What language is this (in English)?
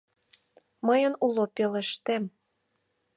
Mari